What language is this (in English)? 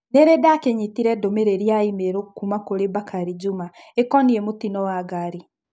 Kikuyu